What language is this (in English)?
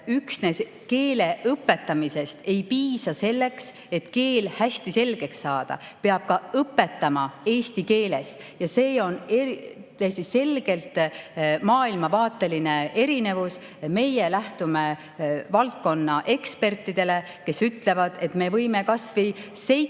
Estonian